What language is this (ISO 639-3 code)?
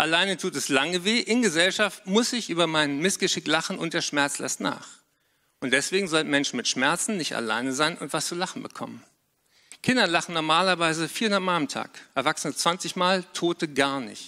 deu